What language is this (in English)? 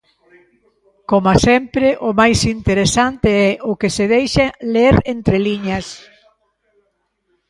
Galician